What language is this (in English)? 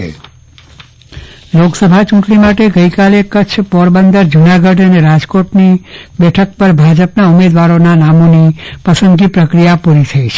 Gujarati